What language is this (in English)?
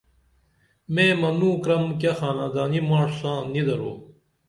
Dameli